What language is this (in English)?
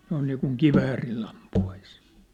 Finnish